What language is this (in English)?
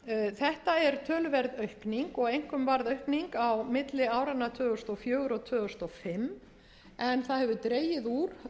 Icelandic